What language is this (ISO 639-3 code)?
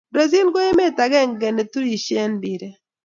kln